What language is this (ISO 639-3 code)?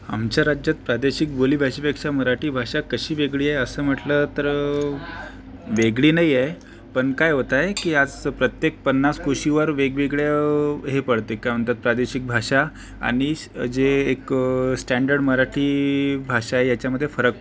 mar